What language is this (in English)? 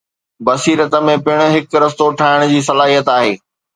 Sindhi